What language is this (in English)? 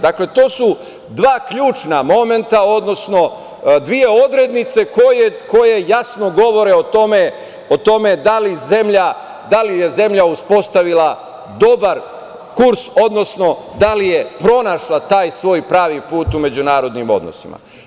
Serbian